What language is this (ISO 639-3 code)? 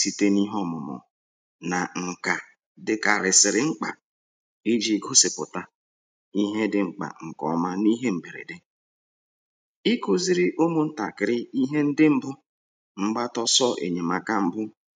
ibo